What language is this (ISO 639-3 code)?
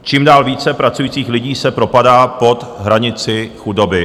ces